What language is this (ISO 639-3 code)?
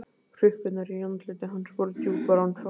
isl